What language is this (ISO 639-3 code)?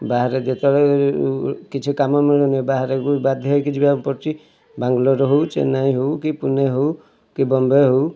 ori